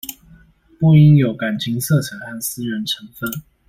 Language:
Chinese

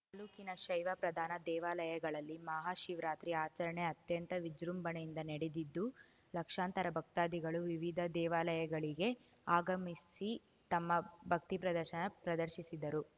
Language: Kannada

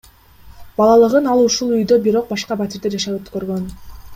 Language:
Kyrgyz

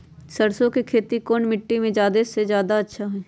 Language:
Magahi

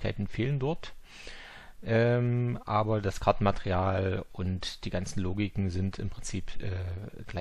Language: German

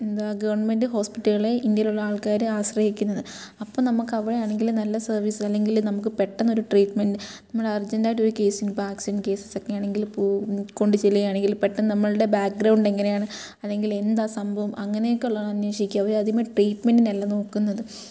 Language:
Malayalam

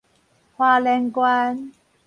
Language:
Min Nan Chinese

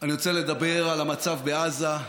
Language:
Hebrew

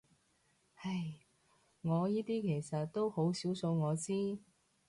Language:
Cantonese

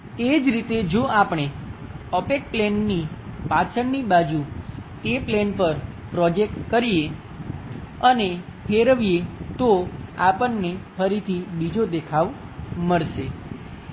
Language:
Gujarati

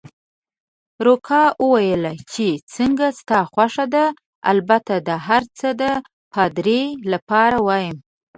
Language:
Pashto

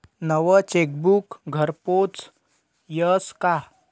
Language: Marathi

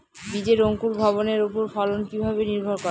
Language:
Bangla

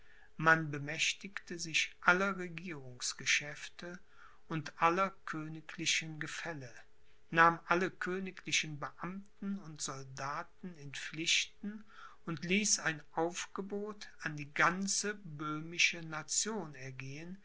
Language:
German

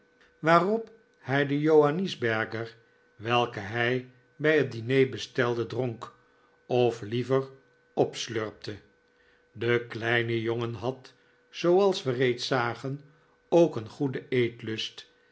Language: Dutch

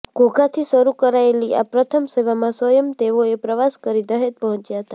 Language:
Gujarati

